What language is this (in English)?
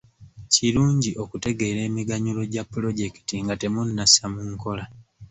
Ganda